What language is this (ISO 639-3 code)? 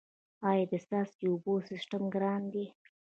pus